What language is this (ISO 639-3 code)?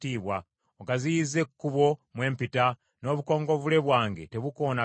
lug